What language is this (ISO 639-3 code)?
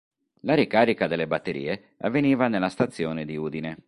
ita